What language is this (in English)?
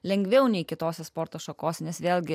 Lithuanian